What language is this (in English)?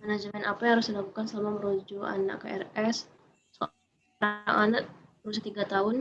Indonesian